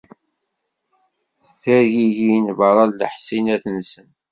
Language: Kabyle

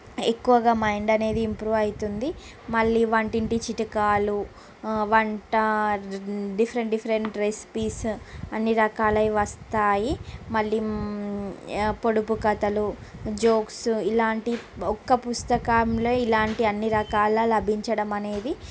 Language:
Telugu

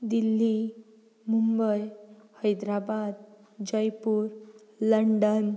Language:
Konkani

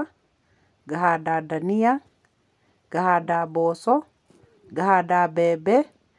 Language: Kikuyu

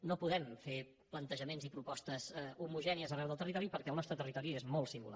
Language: Catalan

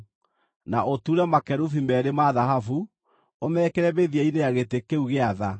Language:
Kikuyu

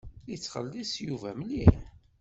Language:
Kabyle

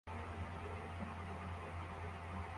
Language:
Kinyarwanda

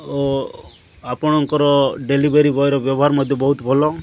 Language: Odia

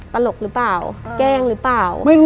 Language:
Thai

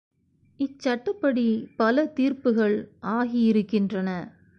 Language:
Tamil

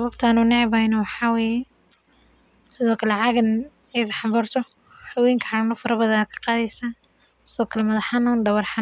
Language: Somali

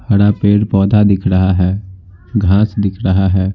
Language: Hindi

